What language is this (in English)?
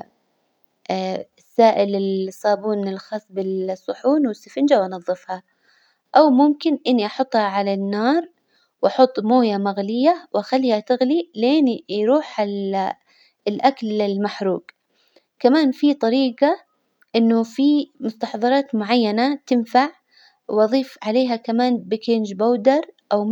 Hijazi Arabic